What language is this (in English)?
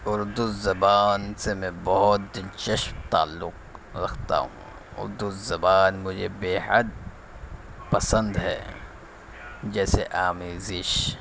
Urdu